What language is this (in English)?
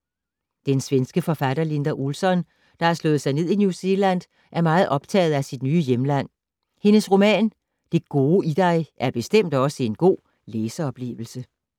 Danish